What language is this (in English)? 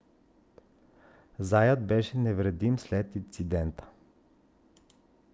Bulgarian